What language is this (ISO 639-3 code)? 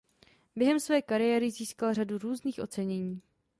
ces